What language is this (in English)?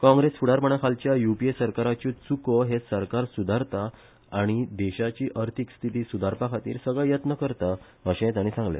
Konkani